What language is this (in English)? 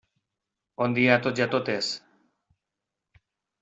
Catalan